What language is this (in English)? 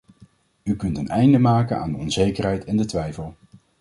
Dutch